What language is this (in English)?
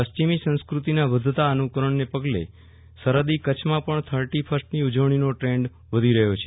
Gujarati